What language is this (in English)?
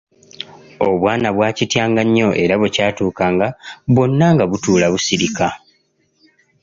Ganda